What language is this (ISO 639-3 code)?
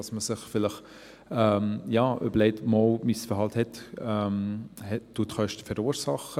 gsw